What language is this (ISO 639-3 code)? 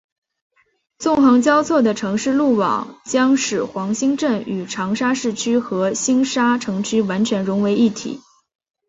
zho